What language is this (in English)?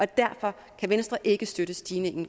Danish